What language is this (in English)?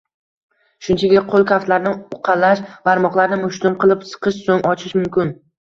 Uzbek